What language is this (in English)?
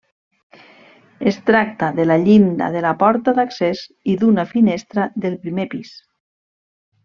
Catalan